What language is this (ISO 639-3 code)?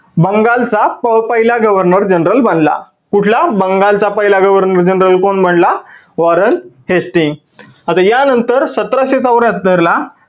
mar